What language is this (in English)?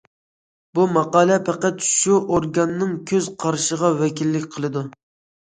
Uyghur